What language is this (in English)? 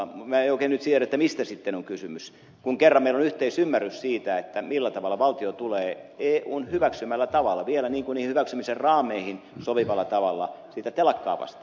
Finnish